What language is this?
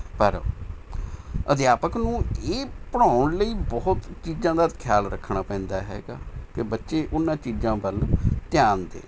Punjabi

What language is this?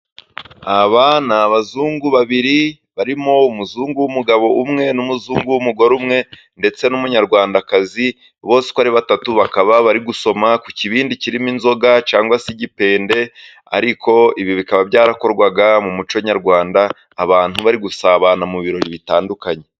Kinyarwanda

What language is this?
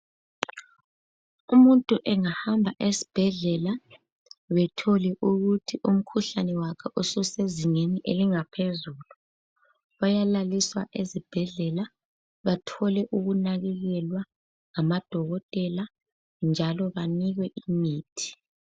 North Ndebele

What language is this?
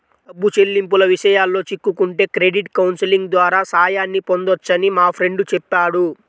Telugu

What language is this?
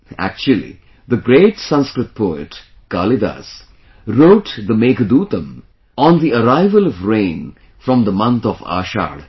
English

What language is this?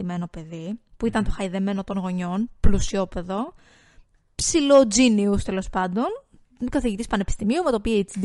Greek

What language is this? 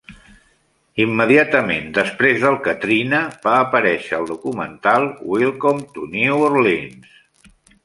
Catalan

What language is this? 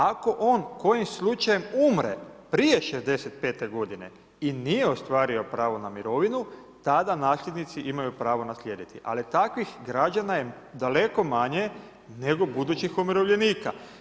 Croatian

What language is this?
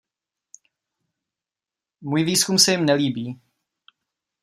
Czech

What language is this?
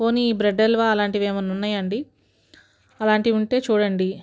Telugu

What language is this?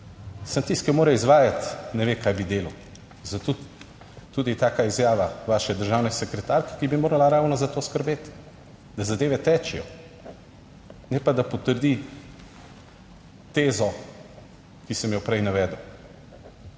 Slovenian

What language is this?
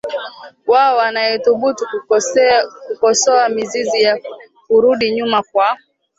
Swahili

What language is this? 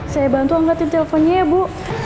Indonesian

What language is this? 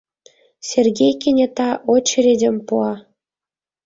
Mari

